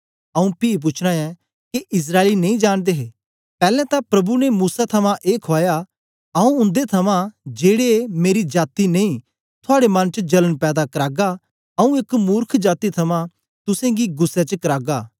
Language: Dogri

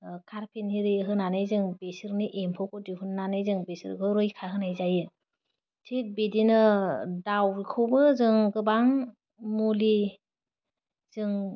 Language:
Bodo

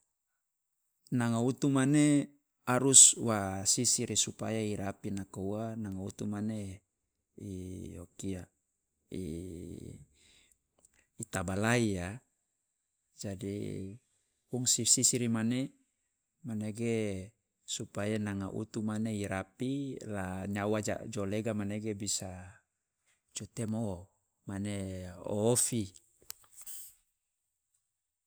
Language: Loloda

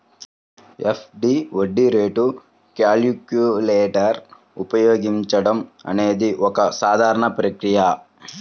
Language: Telugu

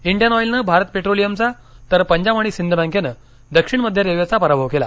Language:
Marathi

